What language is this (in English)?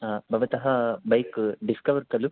Sanskrit